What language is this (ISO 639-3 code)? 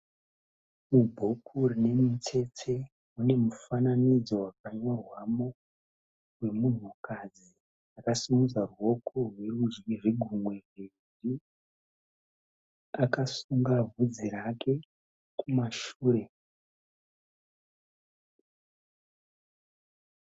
sna